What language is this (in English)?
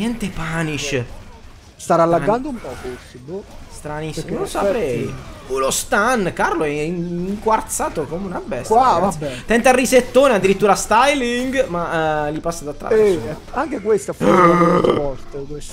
Italian